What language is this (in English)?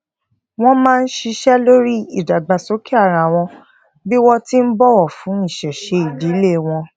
Yoruba